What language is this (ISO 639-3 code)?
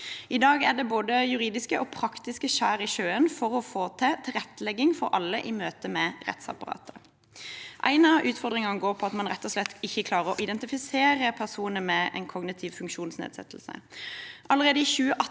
nor